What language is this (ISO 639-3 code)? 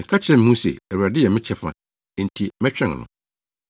aka